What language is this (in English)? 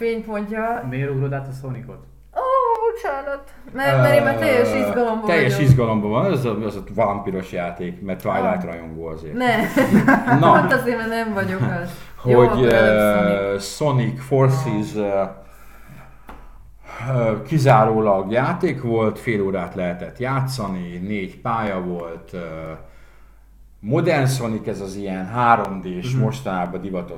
Hungarian